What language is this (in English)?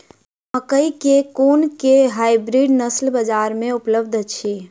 Maithili